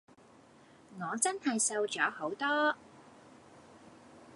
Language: Cantonese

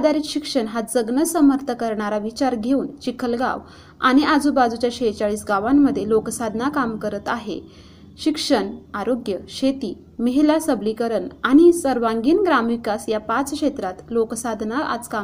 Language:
Marathi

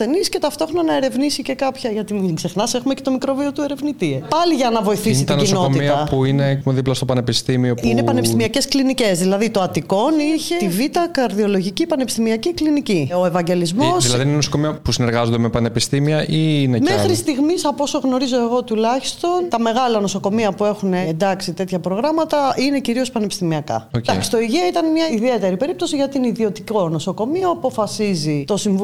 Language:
Greek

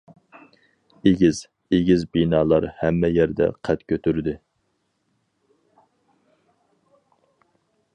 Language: Uyghur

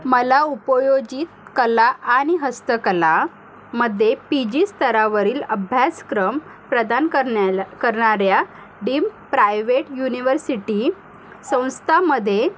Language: Marathi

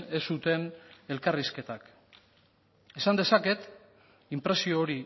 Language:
Basque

